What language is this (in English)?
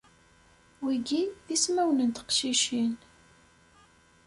Kabyle